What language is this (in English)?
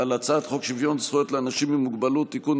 Hebrew